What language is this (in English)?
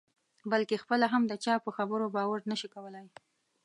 Pashto